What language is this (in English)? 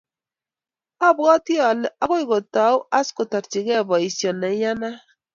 Kalenjin